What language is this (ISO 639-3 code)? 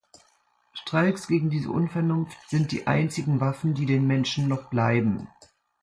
deu